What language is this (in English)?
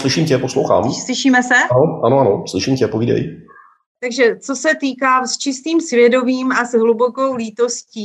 Czech